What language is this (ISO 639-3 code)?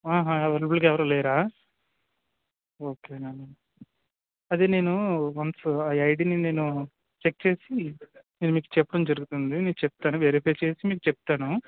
tel